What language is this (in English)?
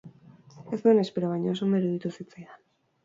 Basque